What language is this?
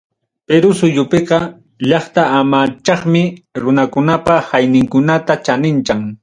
Ayacucho Quechua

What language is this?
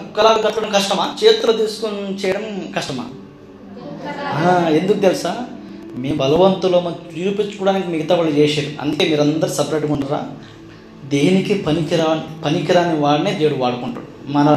Telugu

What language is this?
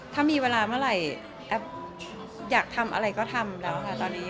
Thai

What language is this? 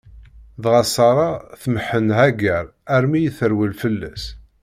Kabyle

